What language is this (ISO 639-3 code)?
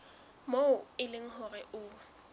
sot